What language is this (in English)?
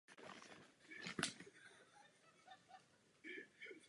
Czech